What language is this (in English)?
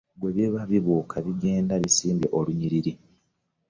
Ganda